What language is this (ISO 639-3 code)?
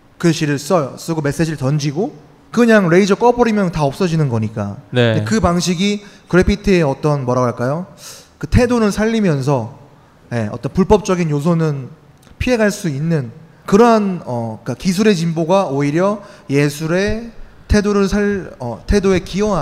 kor